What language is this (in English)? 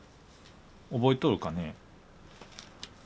Japanese